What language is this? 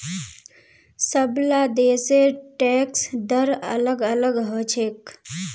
Magahi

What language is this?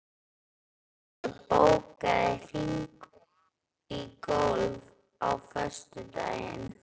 Icelandic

